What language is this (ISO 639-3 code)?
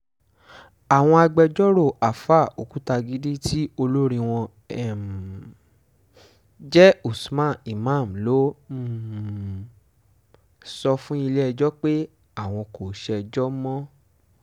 yor